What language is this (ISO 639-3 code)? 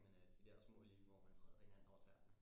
dan